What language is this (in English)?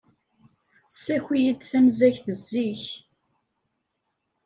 Kabyle